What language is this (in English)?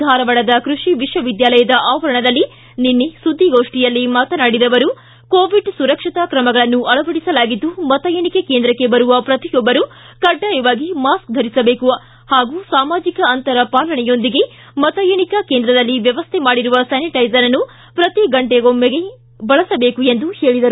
Kannada